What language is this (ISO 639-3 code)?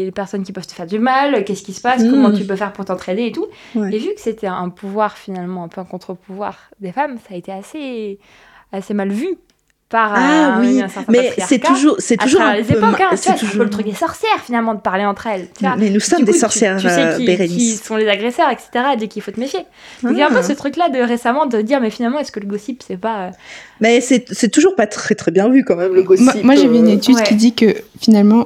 fra